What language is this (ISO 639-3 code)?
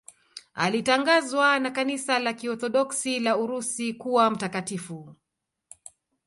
swa